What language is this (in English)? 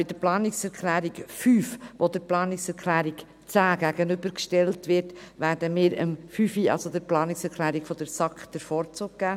Swiss German